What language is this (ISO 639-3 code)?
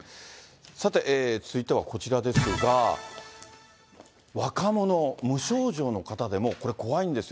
jpn